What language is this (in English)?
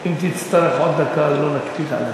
Hebrew